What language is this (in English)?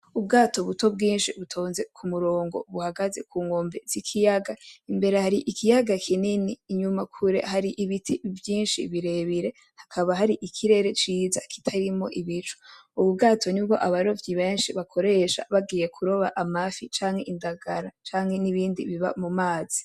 Rundi